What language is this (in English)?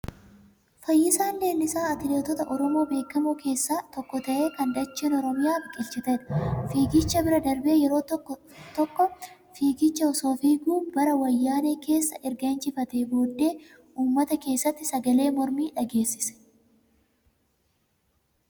Oromo